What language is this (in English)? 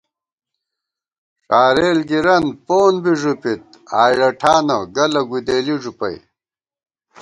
Gawar-Bati